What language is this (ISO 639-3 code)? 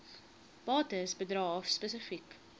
afr